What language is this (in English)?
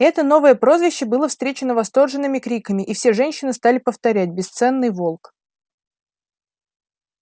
Russian